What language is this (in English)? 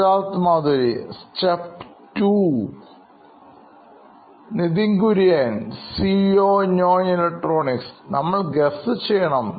Malayalam